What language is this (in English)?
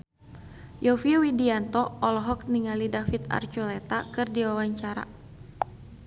Sundanese